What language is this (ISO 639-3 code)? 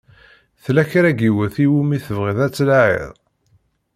kab